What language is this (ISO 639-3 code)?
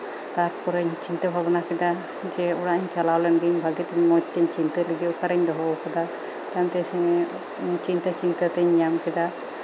sat